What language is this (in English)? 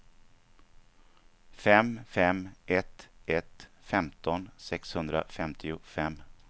Swedish